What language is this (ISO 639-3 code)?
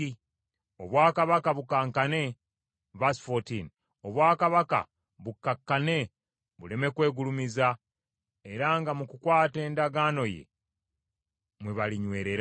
lug